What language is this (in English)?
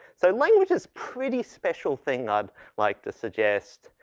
English